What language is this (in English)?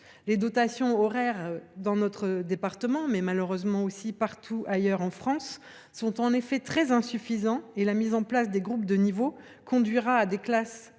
French